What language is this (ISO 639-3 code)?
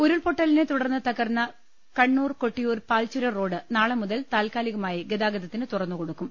mal